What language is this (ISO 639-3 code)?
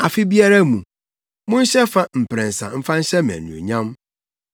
aka